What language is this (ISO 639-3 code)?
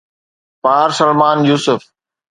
snd